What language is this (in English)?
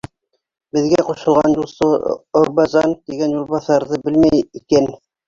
Bashkir